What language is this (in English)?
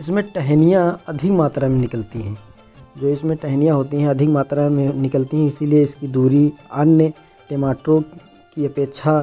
Hindi